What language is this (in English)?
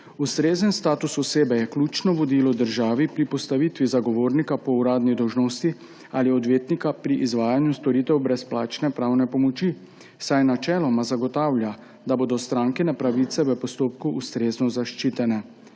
Slovenian